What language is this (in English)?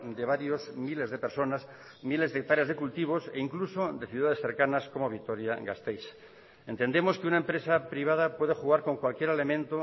Spanish